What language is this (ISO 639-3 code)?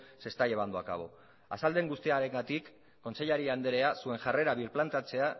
eus